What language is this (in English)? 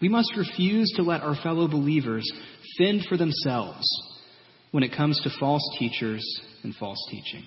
English